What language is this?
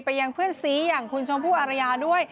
Thai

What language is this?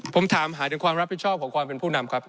Thai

